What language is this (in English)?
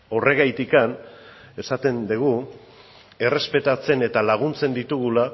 Basque